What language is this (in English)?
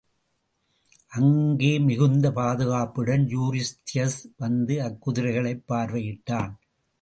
Tamil